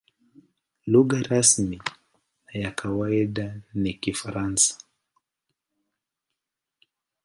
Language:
Swahili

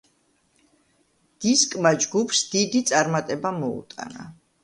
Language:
Georgian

